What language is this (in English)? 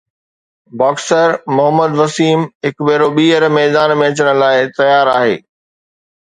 Sindhi